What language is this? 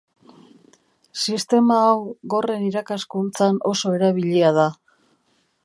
Basque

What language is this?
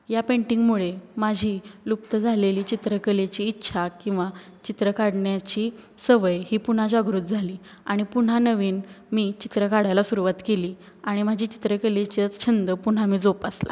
Marathi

